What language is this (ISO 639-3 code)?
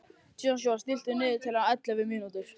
isl